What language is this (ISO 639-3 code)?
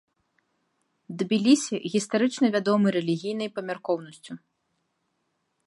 bel